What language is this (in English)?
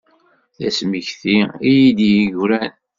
Kabyle